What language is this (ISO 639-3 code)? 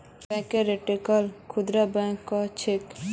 mag